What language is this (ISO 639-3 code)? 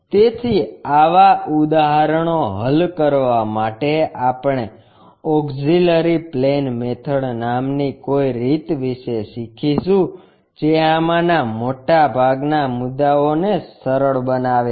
guj